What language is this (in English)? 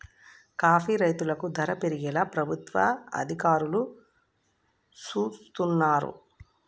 Telugu